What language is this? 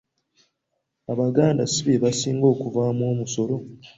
Ganda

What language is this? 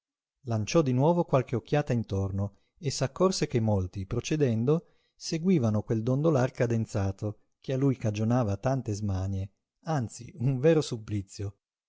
Italian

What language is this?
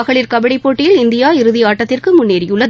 Tamil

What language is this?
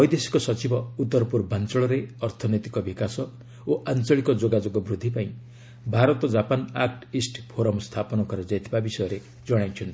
Odia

